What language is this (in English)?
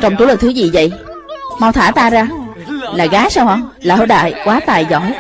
Vietnamese